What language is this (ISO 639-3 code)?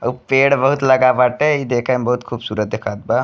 bho